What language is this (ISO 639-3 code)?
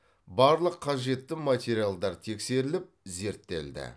kaz